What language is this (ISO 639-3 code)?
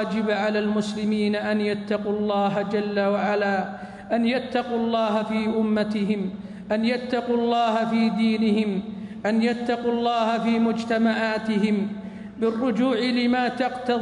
ara